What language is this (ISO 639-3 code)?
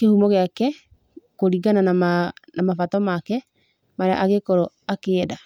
kik